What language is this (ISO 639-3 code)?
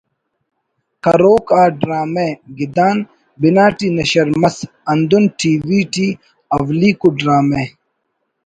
brh